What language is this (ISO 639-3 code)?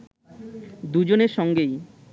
ben